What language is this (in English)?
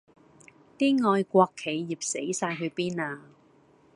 Cantonese